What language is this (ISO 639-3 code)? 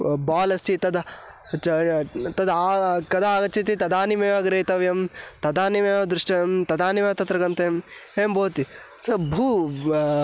san